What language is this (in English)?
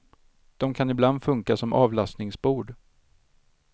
Swedish